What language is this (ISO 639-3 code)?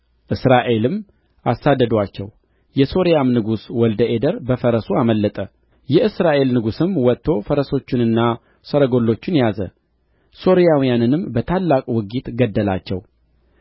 amh